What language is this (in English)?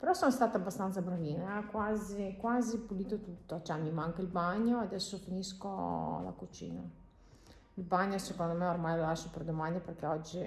Italian